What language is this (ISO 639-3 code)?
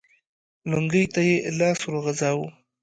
pus